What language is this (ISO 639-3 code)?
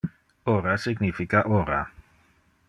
ina